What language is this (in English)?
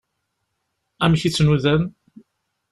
Kabyle